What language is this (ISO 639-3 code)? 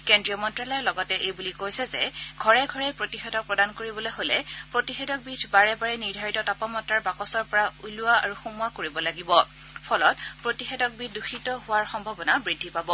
asm